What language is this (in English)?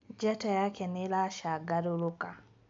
Kikuyu